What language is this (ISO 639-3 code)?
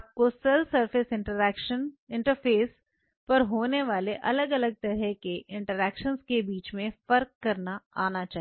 hin